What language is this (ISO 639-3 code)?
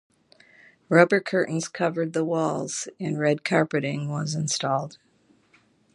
eng